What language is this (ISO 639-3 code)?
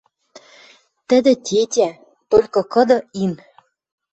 mrj